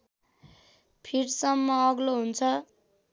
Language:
Nepali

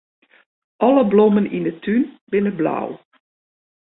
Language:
Western Frisian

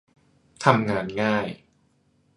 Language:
Thai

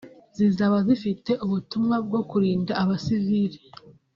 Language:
Kinyarwanda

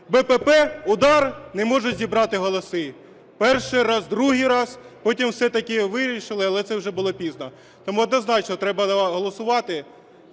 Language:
Ukrainian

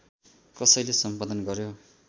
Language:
Nepali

